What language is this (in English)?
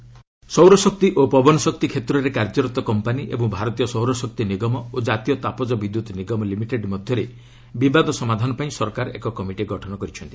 Odia